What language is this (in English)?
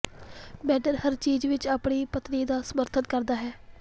Punjabi